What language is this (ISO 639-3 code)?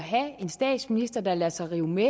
dan